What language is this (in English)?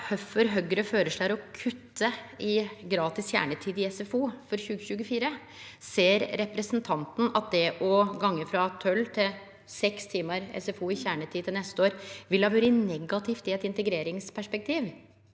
Norwegian